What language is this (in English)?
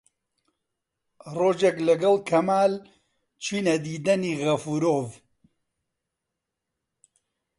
Central Kurdish